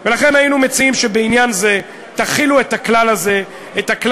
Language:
Hebrew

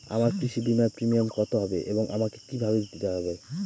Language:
Bangla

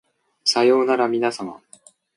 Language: Japanese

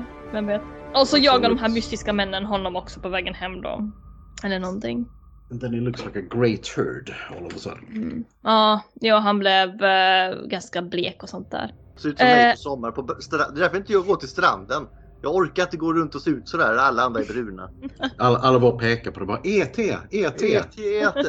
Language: Swedish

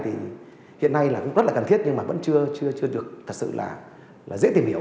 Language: Vietnamese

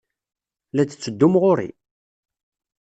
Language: Kabyle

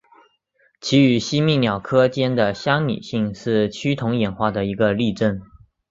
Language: Chinese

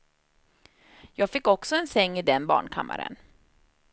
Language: Swedish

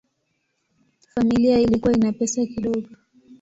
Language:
Swahili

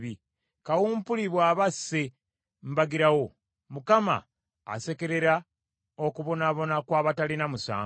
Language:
Ganda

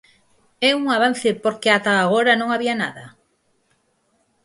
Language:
Galician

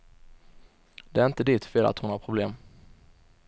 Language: Swedish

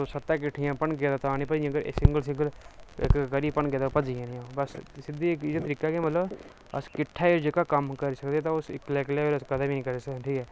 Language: Dogri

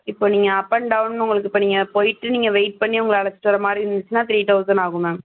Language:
Tamil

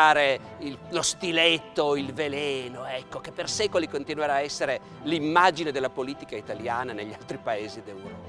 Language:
Italian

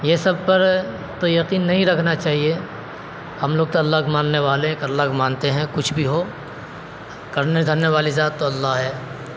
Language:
Urdu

